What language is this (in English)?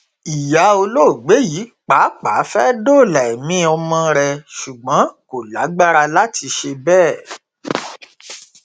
Yoruba